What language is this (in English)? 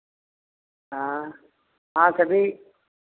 Hindi